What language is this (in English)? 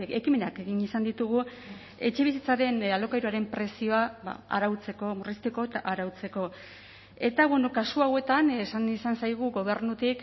Basque